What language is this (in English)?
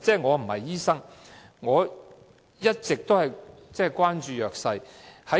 Cantonese